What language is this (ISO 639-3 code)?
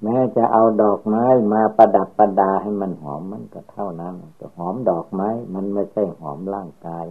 tha